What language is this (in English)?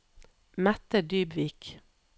Norwegian